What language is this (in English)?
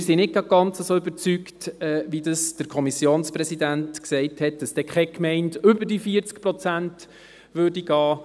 Swiss German